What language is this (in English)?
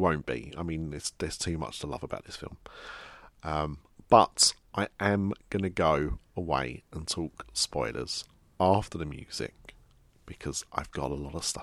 English